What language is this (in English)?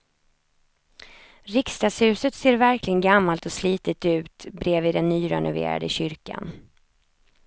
Swedish